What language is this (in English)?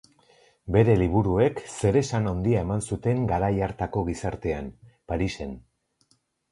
Basque